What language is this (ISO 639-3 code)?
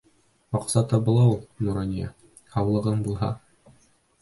bak